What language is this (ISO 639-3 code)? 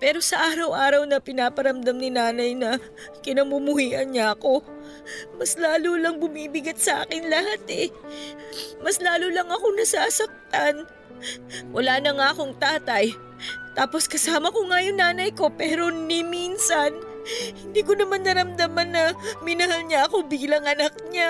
fil